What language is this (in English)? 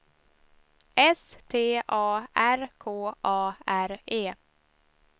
Swedish